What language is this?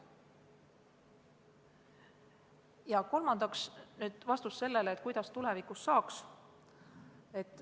Estonian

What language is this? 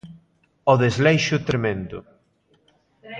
Galician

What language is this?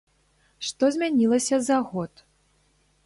Belarusian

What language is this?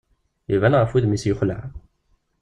Kabyle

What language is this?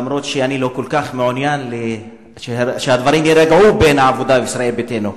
Hebrew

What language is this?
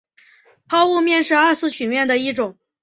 Chinese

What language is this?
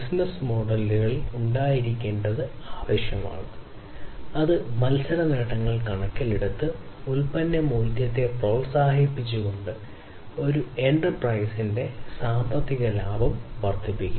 Malayalam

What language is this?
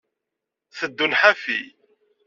Kabyle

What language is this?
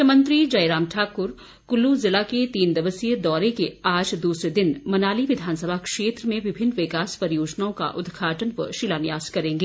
Hindi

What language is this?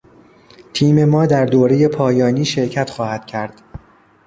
Persian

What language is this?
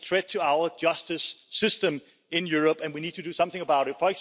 English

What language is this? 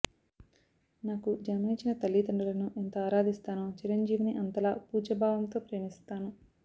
Telugu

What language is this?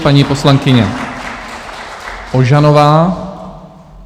Czech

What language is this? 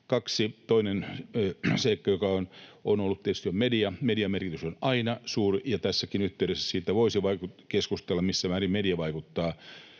Finnish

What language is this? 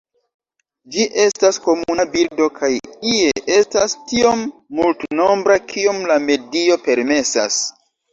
Esperanto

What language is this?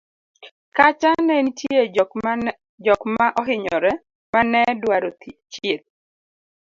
Luo (Kenya and Tanzania)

